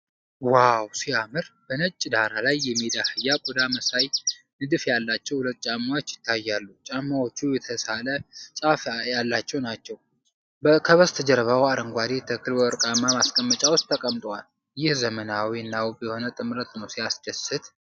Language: Amharic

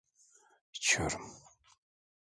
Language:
Turkish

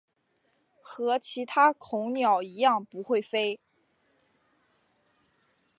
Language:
Chinese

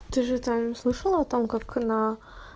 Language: Russian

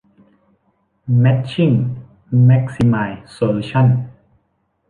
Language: Thai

